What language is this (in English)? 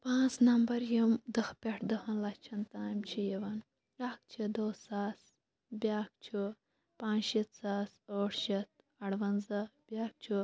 Kashmiri